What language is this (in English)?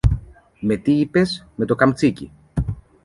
Greek